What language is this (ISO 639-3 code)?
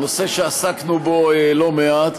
heb